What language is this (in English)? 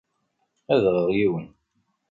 Kabyle